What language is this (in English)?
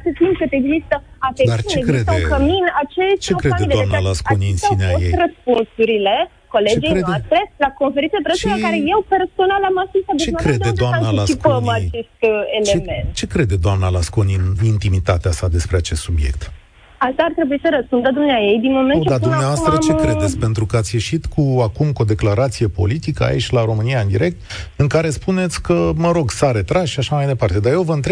Romanian